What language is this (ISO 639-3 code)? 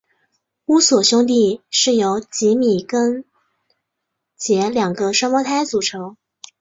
zho